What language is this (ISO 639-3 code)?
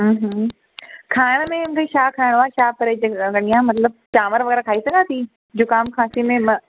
snd